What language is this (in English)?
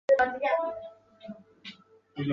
Chinese